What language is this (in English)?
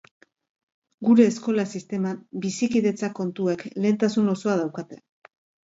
Basque